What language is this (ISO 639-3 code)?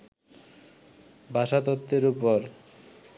ben